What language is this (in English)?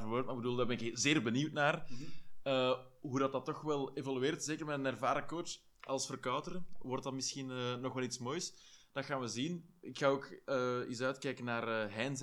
Dutch